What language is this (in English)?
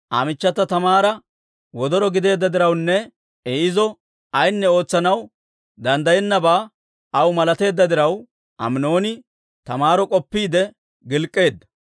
Dawro